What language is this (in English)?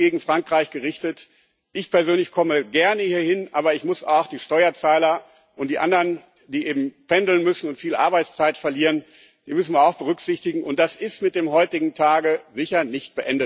German